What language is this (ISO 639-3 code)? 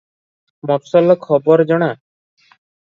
ori